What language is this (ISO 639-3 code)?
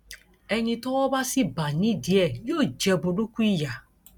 yor